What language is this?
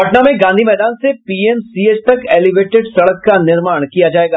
Hindi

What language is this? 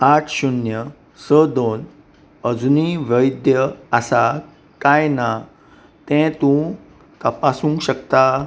Konkani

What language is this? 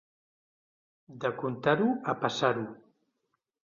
Catalan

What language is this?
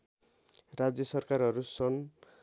Nepali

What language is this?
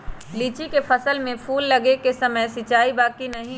Magahi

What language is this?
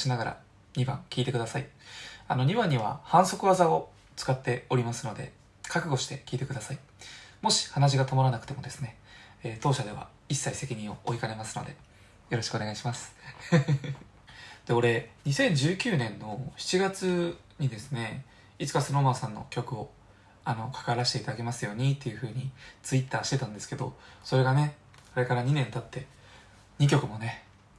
Japanese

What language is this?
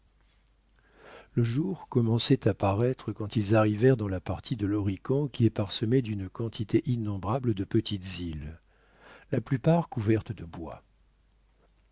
French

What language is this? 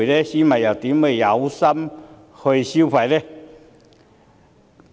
Cantonese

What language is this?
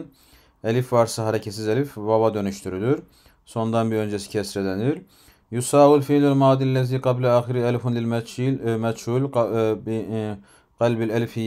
Turkish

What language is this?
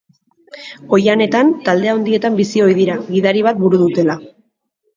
Basque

